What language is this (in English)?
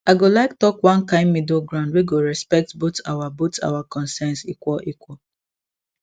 Nigerian Pidgin